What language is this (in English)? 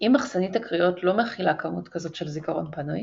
Hebrew